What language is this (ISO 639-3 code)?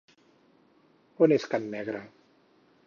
cat